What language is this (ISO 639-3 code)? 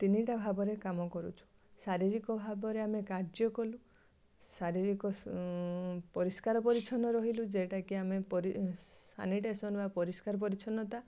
ori